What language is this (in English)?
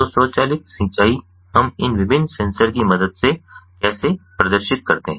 Hindi